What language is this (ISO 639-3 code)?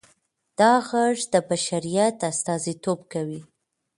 pus